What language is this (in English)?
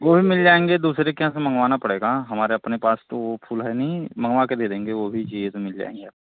Hindi